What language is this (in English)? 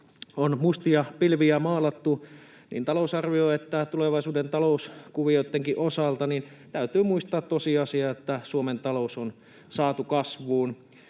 Finnish